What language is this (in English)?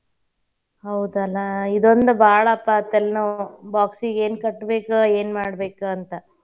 Kannada